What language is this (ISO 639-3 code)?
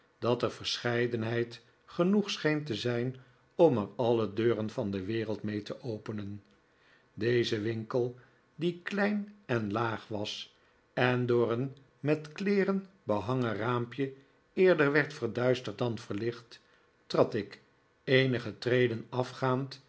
nld